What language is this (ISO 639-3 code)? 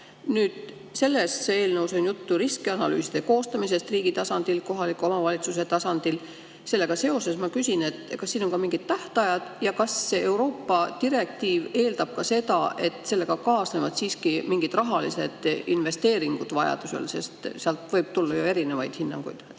est